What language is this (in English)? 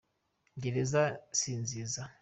Kinyarwanda